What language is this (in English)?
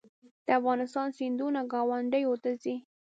Pashto